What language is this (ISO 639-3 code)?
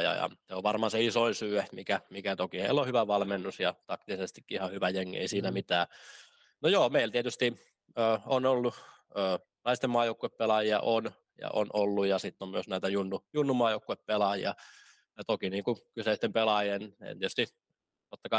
fin